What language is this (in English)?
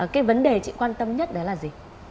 Vietnamese